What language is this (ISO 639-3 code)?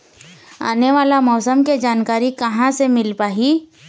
hne